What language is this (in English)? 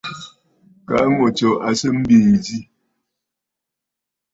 Bafut